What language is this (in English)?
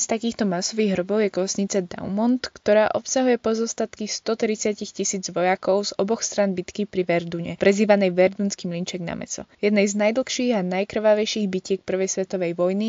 Slovak